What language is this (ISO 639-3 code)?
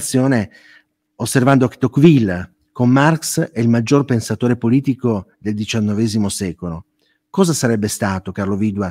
ita